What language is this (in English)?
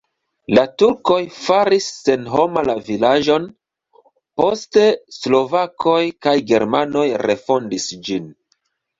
Esperanto